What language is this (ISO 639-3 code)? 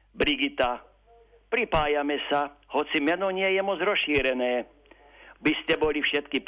slk